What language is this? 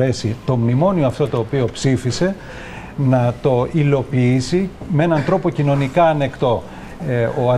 Greek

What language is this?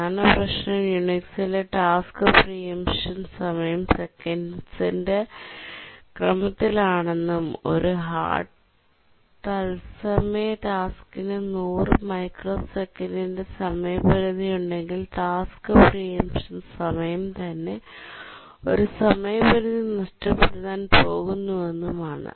Malayalam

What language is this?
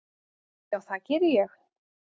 Icelandic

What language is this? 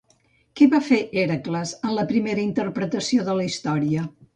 Catalan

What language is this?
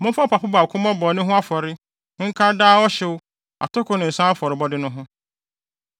Akan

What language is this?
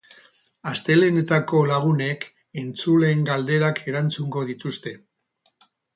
Basque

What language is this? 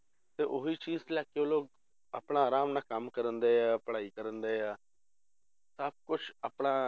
Punjabi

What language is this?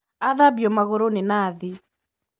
Kikuyu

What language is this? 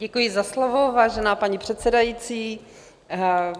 Czech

